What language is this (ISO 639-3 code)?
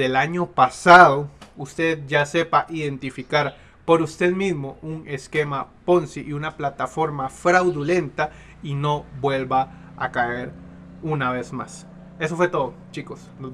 spa